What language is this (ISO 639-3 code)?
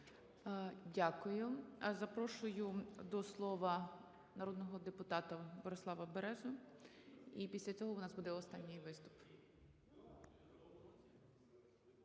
ukr